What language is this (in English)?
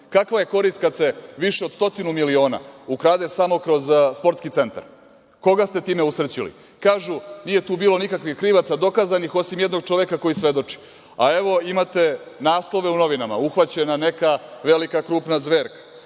Serbian